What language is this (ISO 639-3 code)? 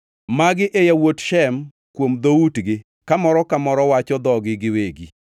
luo